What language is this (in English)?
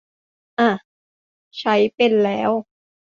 Thai